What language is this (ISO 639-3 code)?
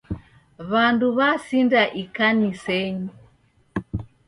dav